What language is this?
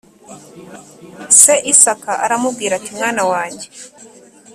Kinyarwanda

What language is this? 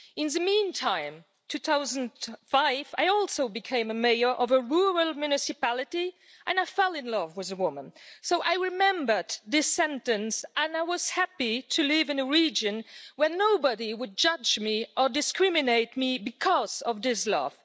English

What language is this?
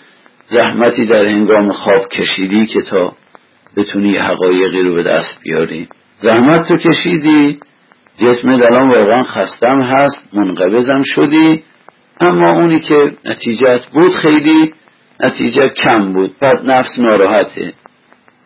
Persian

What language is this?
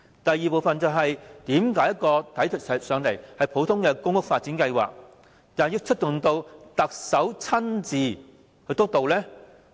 Cantonese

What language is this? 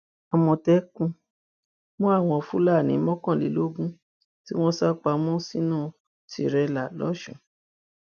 Yoruba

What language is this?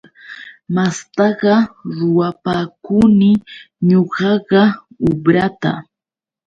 Yauyos Quechua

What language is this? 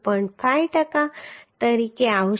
Gujarati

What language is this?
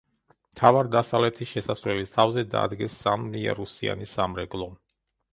Georgian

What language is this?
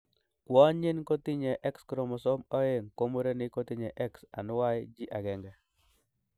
Kalenjin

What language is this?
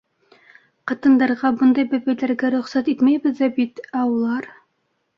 Bashkir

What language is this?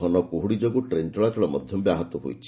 Odia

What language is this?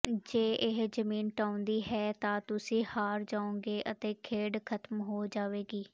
Punjabi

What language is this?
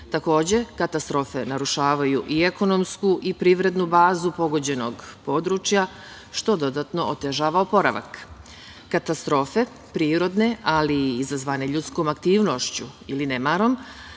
Serbian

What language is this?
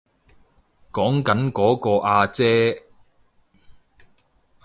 Cantonese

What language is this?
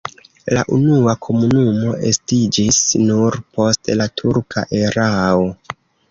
Esperanto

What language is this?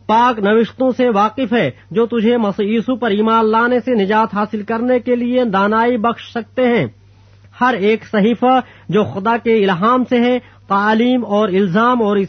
Urdu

